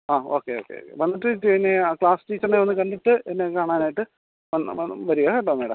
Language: Malayalam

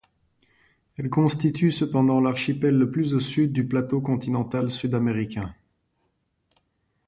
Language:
French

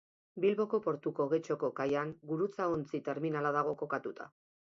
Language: Basque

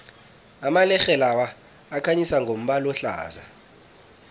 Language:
South Ndebele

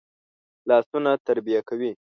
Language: Pashto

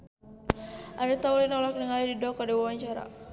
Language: Sundanese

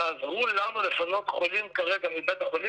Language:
Hebrew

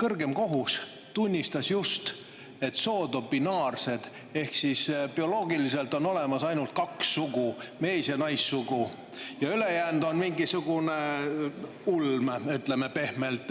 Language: Estonian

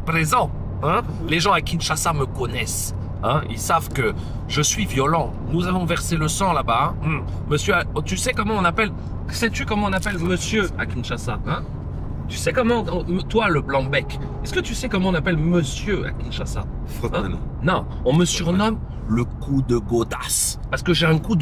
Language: French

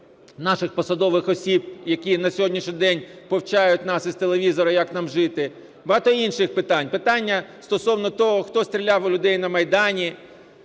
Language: Ukrainian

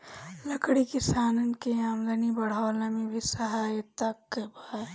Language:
Bhojpuri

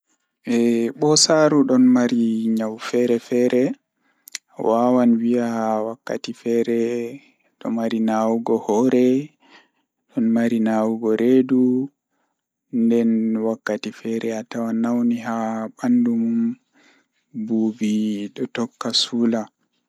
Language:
Fula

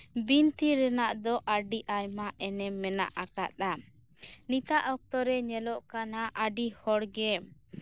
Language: Santali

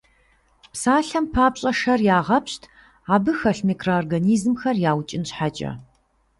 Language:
Kabardian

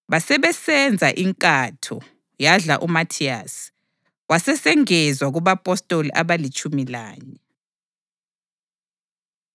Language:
North Ndebele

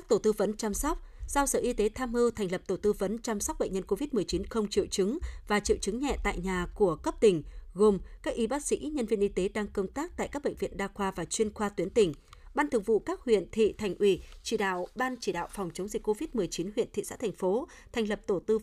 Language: Vietnamese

